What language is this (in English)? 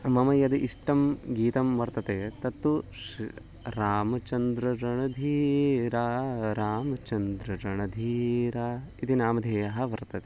Sanskrit